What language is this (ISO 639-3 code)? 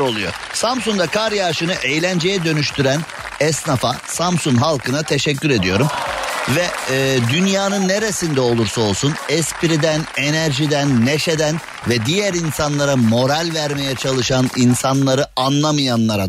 tur